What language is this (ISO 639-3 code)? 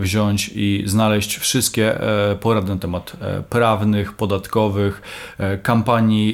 pol